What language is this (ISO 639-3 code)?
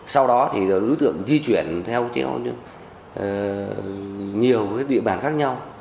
vie